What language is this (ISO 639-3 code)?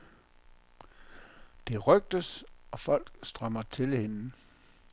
dan